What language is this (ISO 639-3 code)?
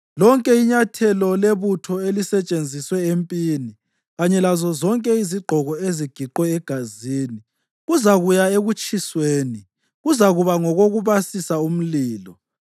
nde